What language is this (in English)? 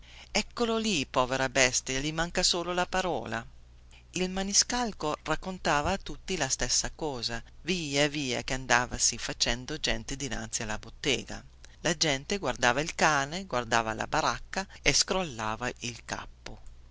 Italian